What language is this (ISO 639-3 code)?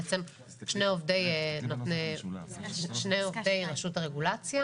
heb